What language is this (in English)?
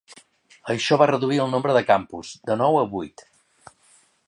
Catalan